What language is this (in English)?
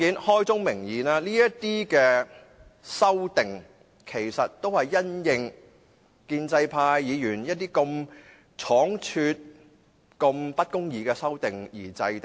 Cantonese